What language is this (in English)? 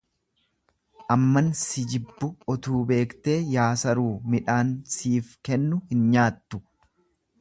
Oromo